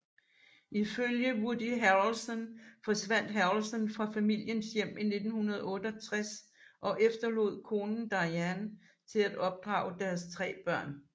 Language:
Danish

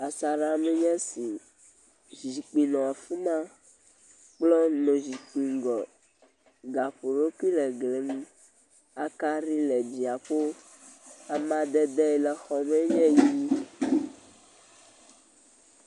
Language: Ewe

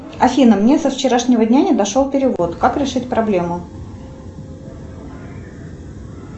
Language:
Russian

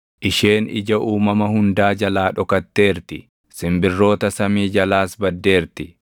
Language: Oromo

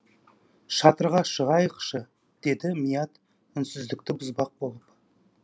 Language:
Kazakh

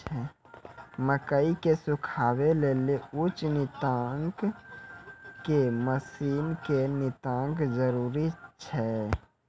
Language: Maithili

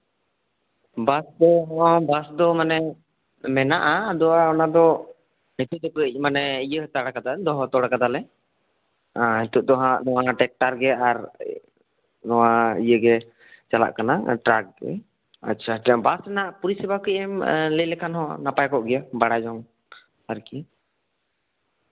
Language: Santali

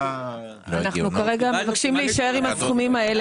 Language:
Hebrew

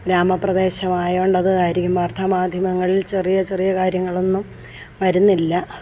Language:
Malayalam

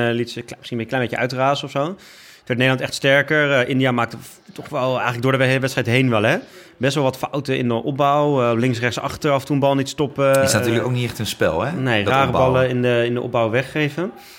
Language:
Dutch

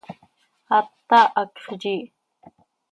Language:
Seri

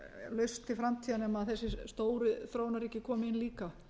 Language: Icelandic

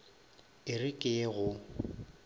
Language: Northern Sotho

